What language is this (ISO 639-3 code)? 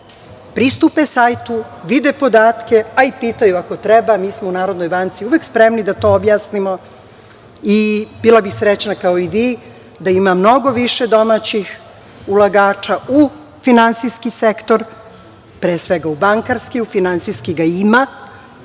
srp